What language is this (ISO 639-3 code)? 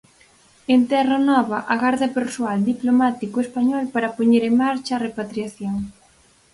glg